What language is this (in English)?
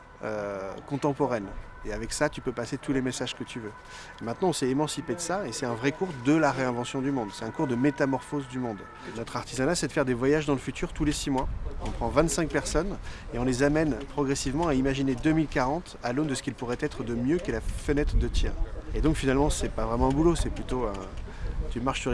French